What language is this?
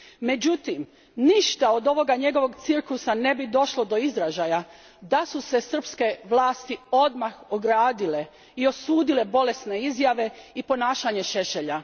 Croatian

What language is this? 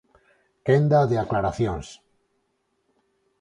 Galician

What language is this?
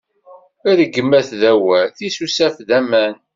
Kabyle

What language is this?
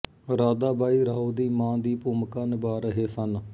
Punjabi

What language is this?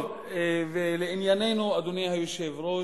Hebrew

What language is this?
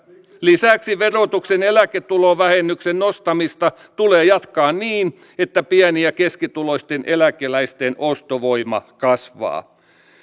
Finnish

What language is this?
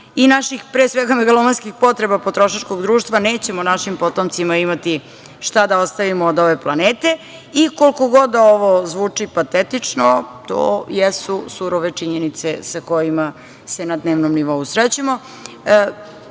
Serbian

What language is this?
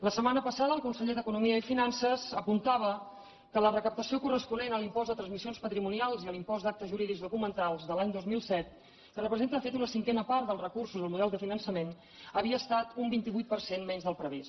Catalan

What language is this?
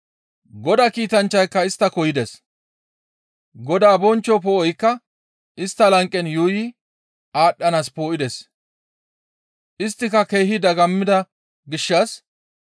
Gamo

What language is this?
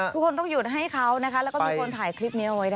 Thai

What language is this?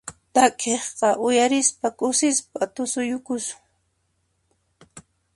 Puno Quechua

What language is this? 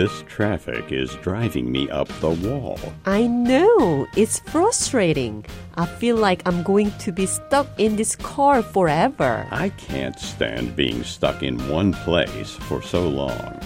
Korean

